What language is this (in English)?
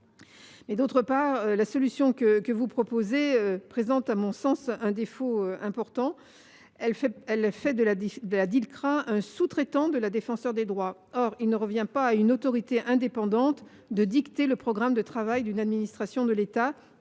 French